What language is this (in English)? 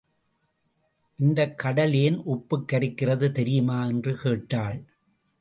Tamil